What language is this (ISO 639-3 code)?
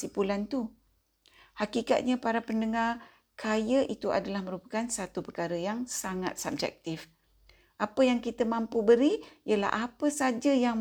msa